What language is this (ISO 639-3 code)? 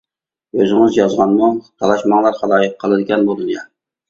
uig